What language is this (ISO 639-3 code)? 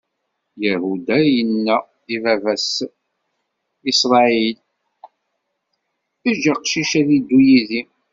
kab